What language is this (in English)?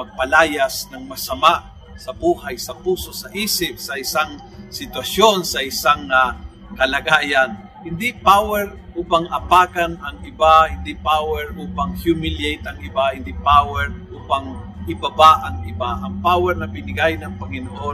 Filipino